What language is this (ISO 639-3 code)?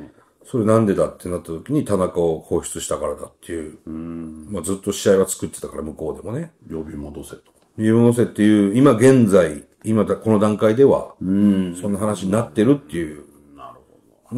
jpn